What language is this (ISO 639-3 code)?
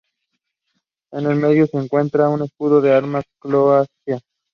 spa